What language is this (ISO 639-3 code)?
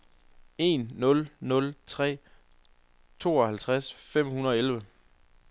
dan